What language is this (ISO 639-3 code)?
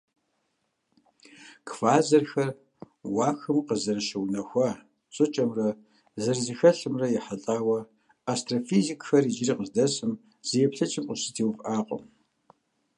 kbd